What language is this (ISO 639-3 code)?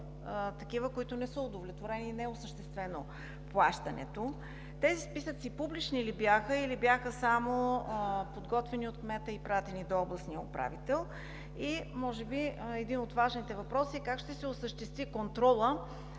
bul